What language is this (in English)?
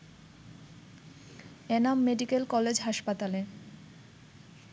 Bangla